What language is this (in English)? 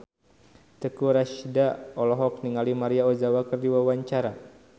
Sundanese